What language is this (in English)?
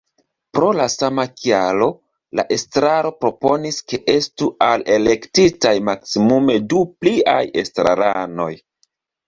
Esperanto